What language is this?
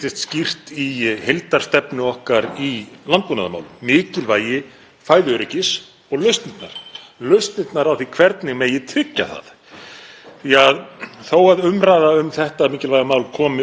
Icelandic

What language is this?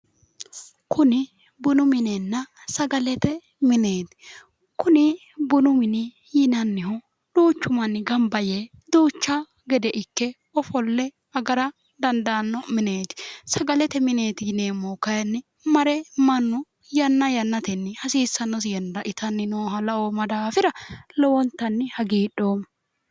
Sidamo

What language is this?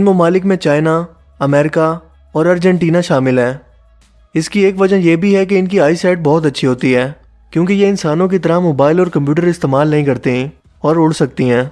Urdu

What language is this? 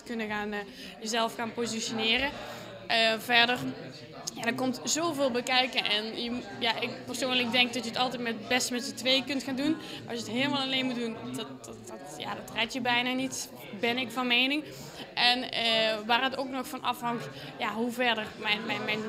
Dutch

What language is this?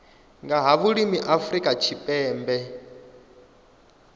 Venda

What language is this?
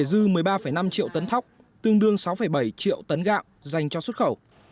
Vietnamese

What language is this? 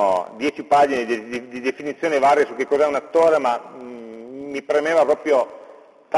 Italian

